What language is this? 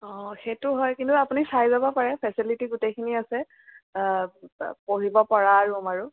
Assamese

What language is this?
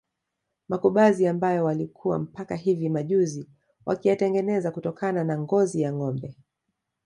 Swahili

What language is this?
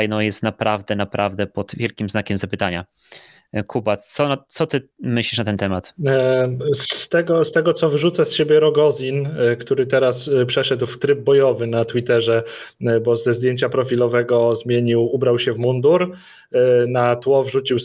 Polish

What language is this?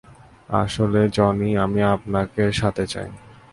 Bangla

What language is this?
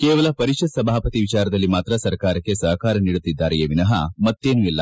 Kannada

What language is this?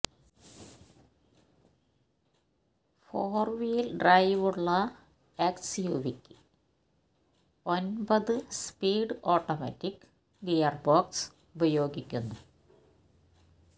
Malayalam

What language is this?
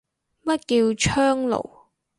Cantonese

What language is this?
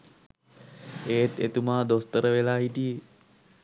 Sinhala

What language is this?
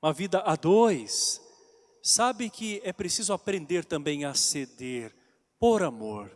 Portuguese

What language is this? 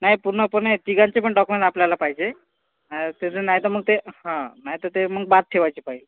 Marathi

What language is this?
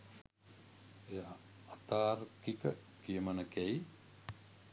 Sinhala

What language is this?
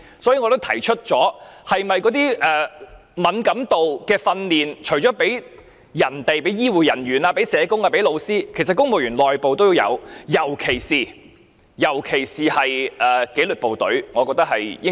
Cantonese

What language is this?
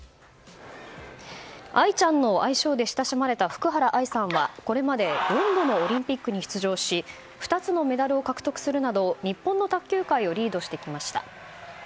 Japanese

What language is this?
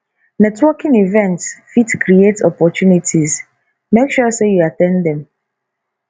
Nigerian Pidgin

